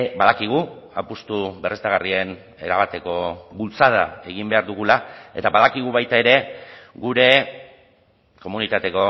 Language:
Basque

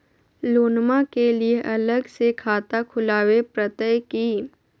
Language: Magahi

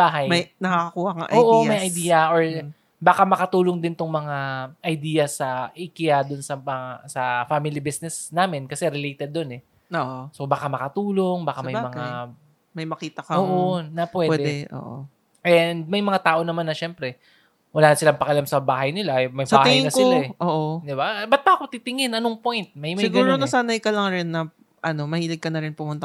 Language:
Filipino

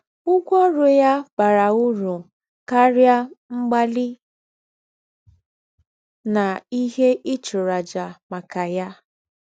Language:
Igbo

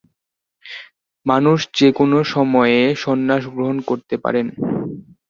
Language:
Bangla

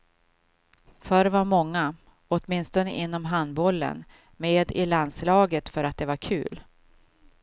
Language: Swedish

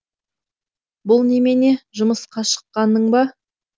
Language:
Kazakh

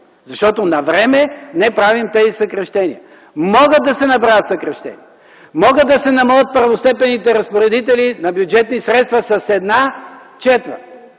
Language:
Bulgarian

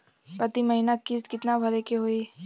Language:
Bhojpuri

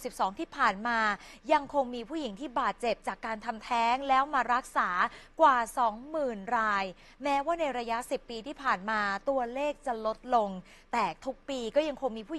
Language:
Thai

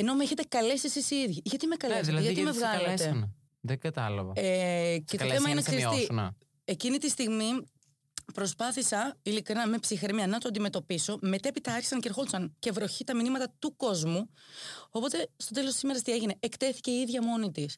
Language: Greek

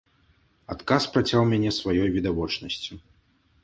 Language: Belarusian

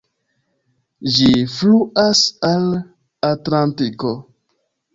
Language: Esperanto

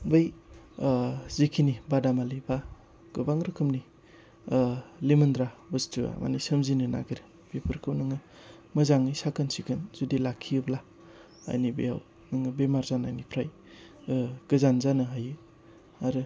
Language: Bodo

